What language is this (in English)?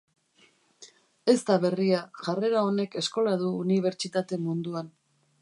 Basque